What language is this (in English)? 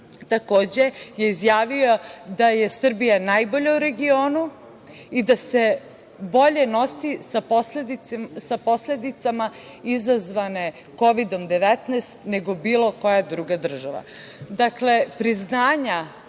Serbian